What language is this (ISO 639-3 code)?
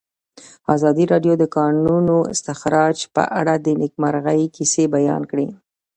pus